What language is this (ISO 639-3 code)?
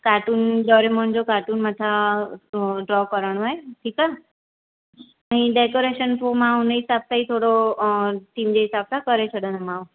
snd